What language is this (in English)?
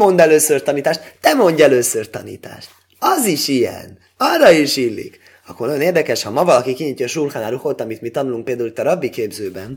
Hungarian